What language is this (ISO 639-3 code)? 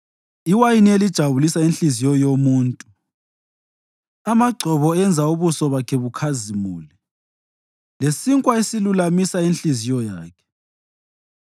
nde